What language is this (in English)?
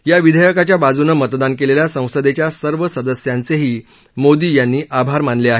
Marathi